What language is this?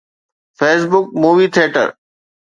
Sindhi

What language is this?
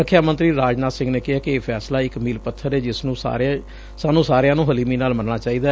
Punjabi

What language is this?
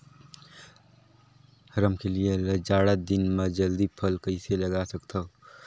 Chhattisgarhi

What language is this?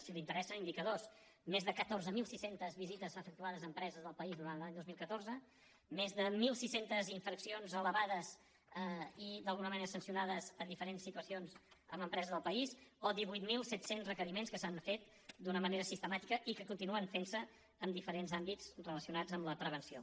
Catalan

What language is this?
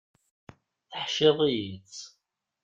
Kabyle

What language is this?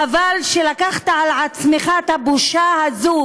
Hebrew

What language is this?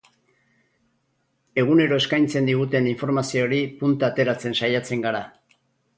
Basque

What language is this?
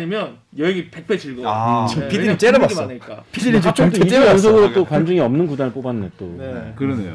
Korean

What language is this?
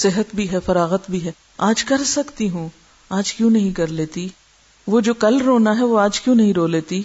Urdu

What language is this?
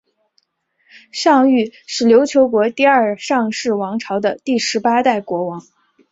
Chinese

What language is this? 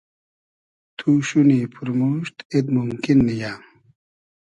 Hazaragi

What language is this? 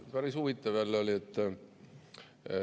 Estonian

